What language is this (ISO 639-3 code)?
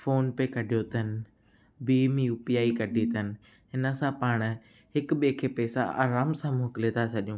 snd